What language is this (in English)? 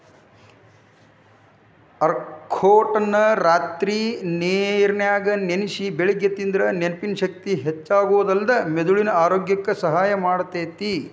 Kannada